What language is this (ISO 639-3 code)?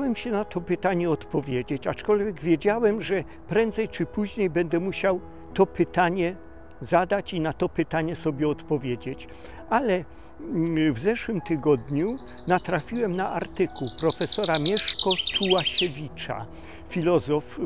pol